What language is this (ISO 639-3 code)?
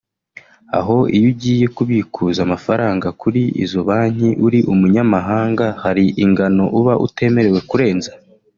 kin